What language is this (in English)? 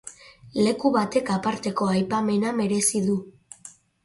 Basque